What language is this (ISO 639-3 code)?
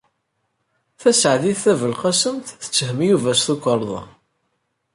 kab